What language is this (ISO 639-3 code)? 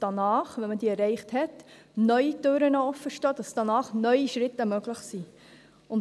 gsw